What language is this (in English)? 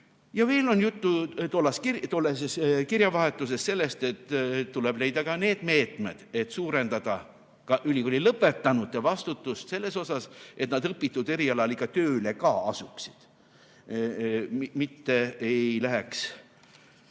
Estonian